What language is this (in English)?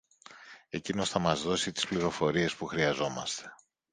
Greek